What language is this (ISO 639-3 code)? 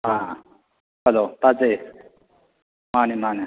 mni